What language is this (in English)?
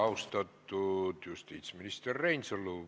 Estonian